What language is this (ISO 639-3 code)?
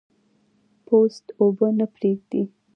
pus